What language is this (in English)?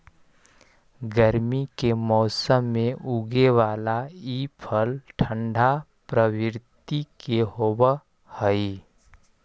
Magahi